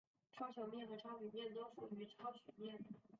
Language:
Chinese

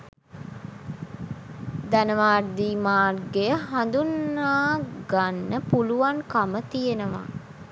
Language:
Sinhala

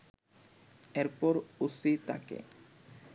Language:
Bangla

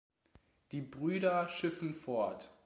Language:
German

